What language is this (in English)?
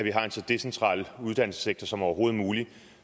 Danish